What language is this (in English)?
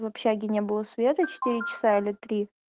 Russian